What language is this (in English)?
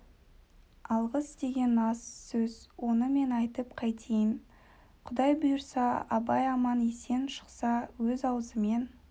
Kazakh